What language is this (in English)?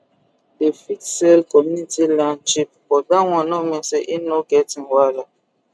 Nigerian Pidgin